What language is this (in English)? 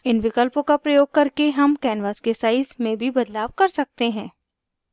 Hindi